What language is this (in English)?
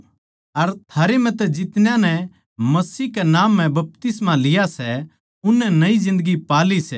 Haryanvi